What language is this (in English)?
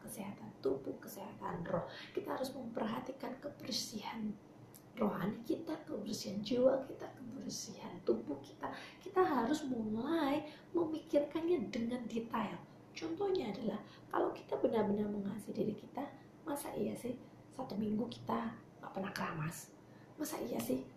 Indonesian